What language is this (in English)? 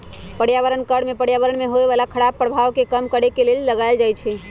Magahi